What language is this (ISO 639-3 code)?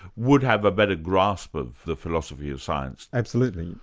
eng